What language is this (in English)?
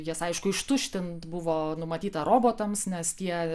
Lithuanian